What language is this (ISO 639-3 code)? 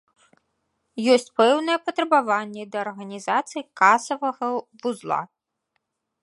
bel